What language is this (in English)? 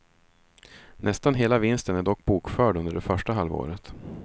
Swedish